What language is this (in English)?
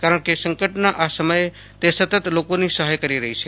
Gujarati